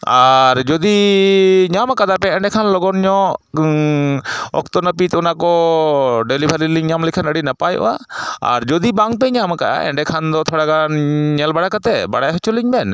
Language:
Santali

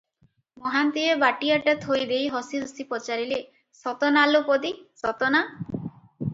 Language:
Odia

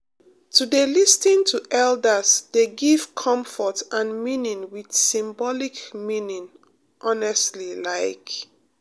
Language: Nigerian Pidgin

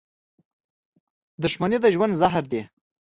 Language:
Pashto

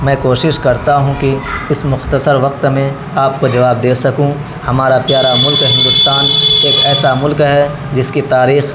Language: Urdu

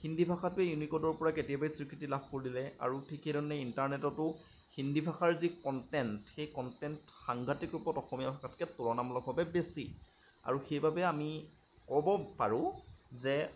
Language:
Assamese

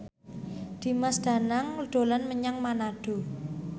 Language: Javanese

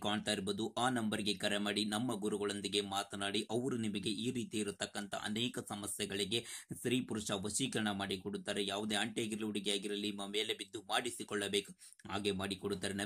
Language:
Arabic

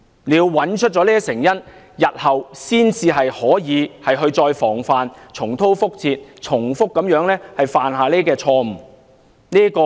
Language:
Cantonese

